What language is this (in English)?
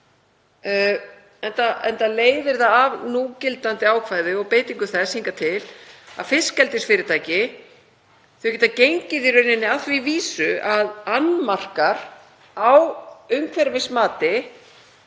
Icelandic